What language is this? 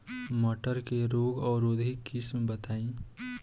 Bhojpuri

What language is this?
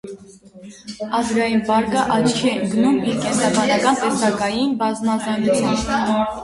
Armenian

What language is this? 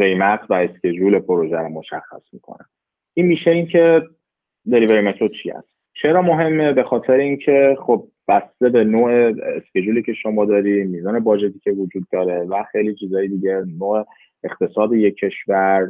Persian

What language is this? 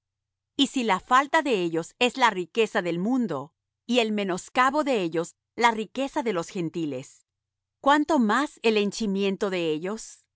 Spanish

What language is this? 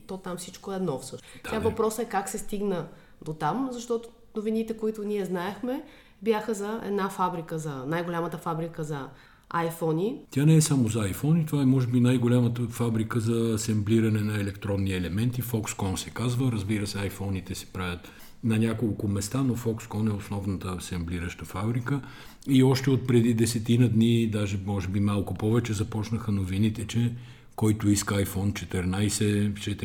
Bulgarian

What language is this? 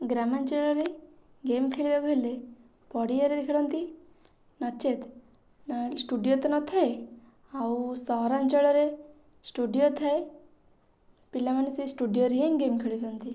Odia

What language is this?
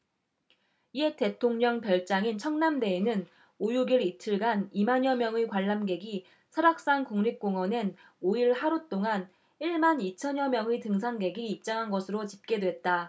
Korean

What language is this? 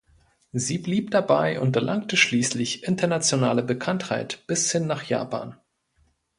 German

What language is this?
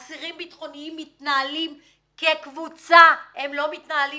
Hebrew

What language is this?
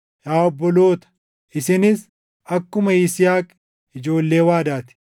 Oromo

